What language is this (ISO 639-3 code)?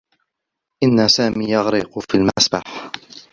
ara